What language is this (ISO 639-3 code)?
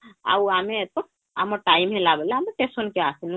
ori